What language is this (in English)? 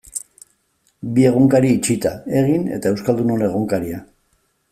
Basque